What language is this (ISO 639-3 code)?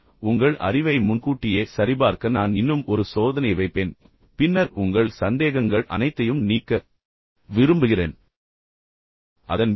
tam